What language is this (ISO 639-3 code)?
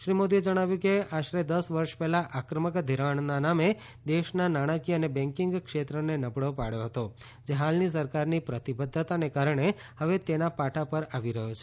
guj